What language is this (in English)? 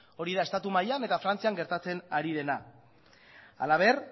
Basque